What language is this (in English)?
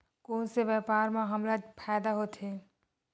Chhattisgarhi